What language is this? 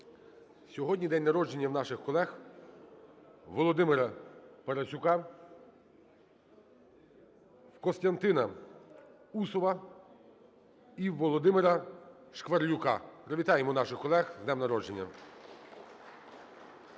Ukrainian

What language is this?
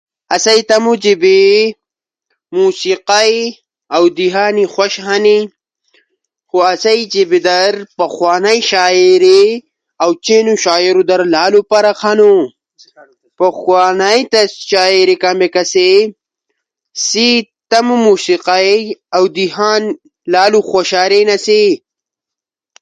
Ushojo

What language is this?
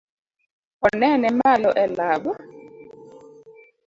Luo (Kenya and Tanzania)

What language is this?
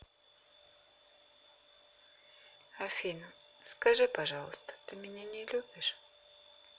Russian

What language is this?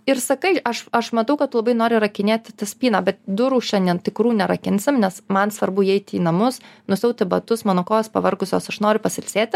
Lithuanian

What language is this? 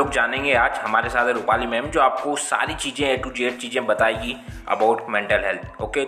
Hindi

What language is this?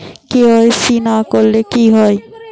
Bangla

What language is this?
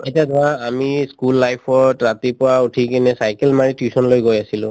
Assamese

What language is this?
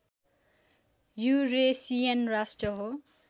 Nepali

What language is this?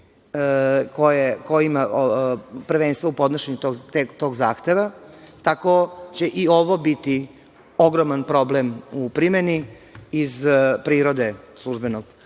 Serbian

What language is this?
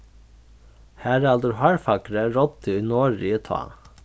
Faroese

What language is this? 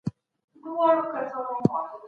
Pashto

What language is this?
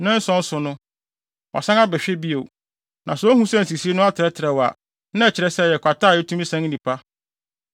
Akan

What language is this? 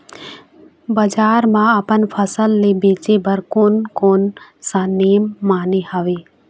Chhattisgarhi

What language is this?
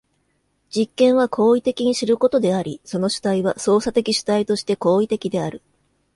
Japanese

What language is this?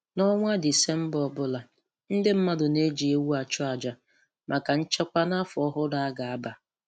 Igbo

